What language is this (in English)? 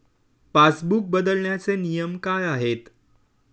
Marathi